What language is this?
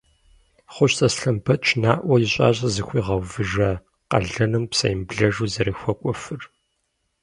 Kabardian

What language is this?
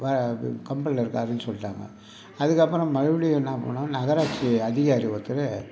Tamil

